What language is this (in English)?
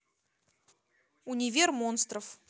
Russian